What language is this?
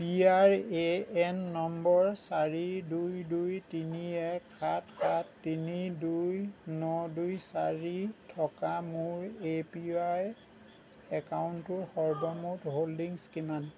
Assamese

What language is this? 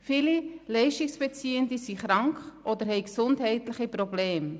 Swiss German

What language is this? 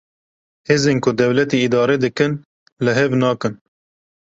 Kurdish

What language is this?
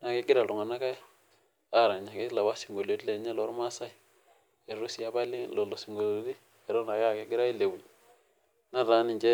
Masai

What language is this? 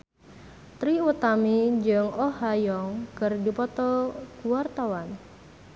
Sundanese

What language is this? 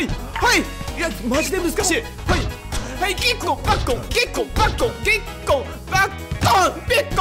Japanese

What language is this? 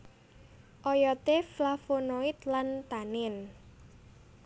Javanese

